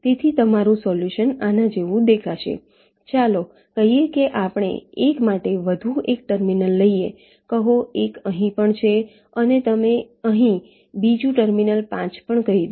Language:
Gujarati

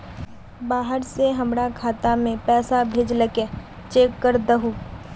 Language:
Magahi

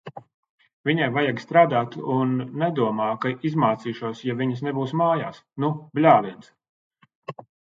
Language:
Latvian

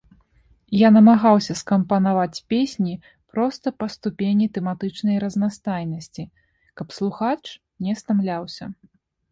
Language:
Belarusian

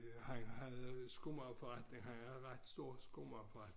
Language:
Danish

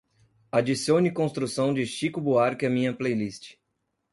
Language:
Portuguese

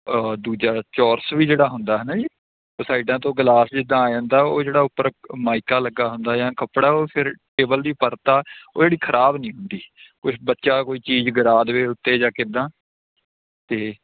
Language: Punjabi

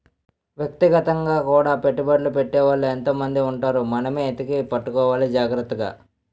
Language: Telugu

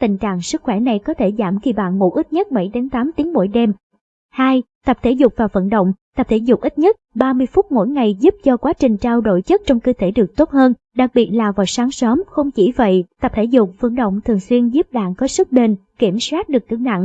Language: Vietnamese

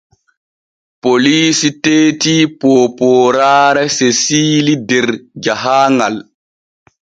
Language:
Borgu Fulfulde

